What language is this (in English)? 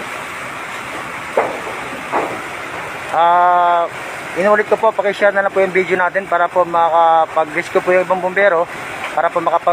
Filipino